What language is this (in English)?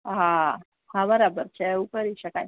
Gujarati